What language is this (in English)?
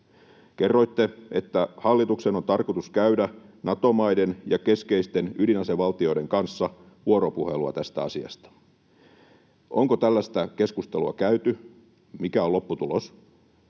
Finnish